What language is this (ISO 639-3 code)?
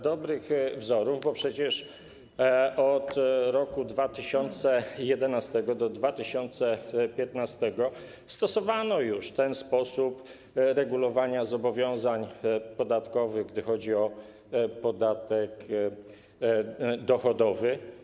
pol